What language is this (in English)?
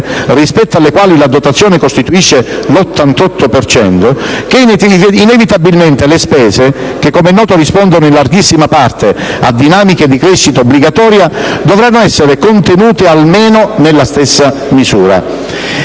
Italian